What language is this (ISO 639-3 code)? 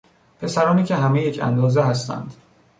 fas